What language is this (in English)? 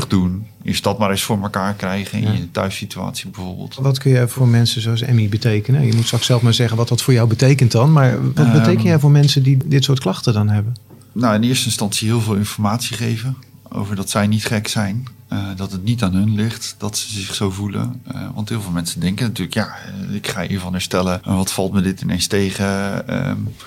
Dutch